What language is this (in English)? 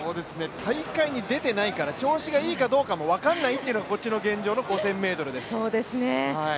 Japanese